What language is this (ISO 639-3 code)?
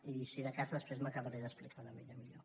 cat